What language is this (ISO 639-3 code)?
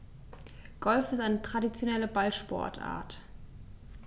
deu